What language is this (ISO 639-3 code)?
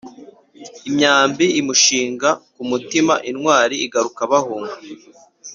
kin